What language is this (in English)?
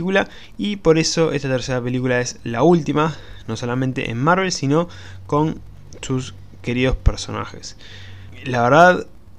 Spanish